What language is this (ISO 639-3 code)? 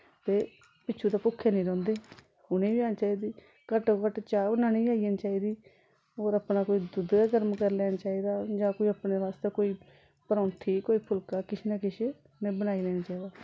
doi